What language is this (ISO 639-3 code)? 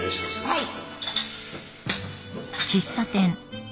jpn